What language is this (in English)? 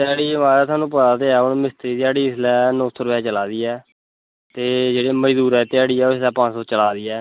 Dogri